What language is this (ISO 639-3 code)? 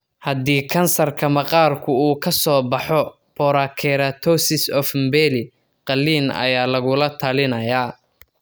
som